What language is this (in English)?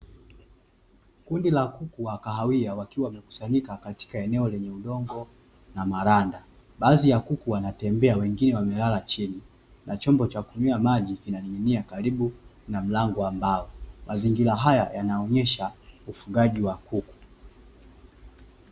Swahili